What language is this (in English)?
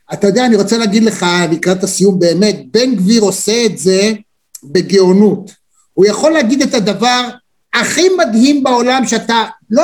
Hebrew